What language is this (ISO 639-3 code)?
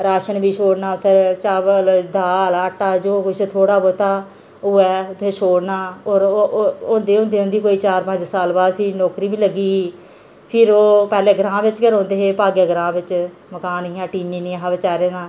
doi